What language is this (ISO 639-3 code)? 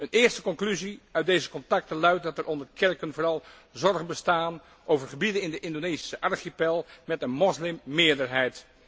nld